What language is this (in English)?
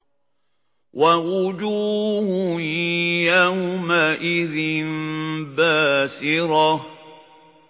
Arabic